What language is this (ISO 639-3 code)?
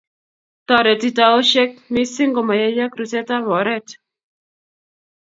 kln